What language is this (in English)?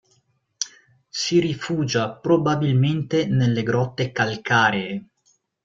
Italian